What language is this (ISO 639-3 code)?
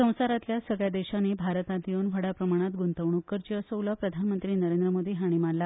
kok